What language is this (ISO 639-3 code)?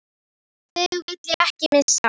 isl